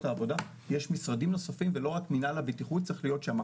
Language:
Hebrew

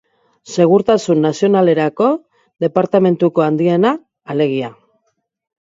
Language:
Basque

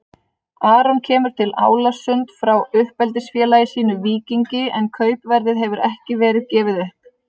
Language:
Icelandic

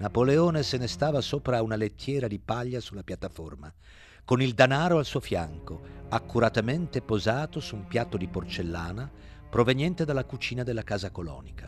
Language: Italian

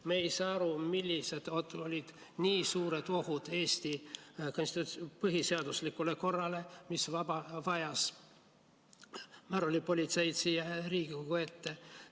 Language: Estonian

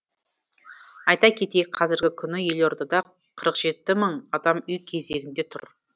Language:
Kazakh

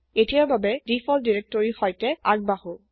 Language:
Assamese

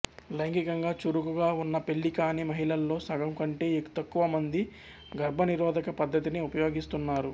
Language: Telugu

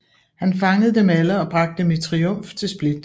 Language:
Danish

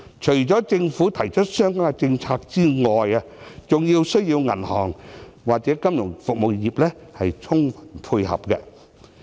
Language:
Cantonese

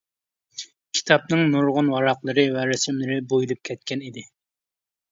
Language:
Uyghur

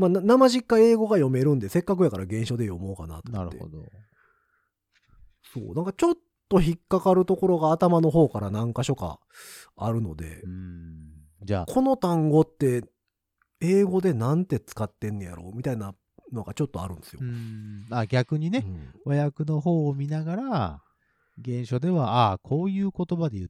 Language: Japanese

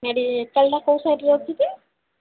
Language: Odia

